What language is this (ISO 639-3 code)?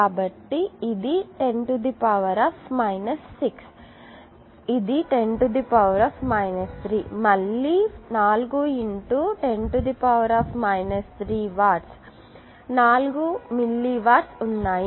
tel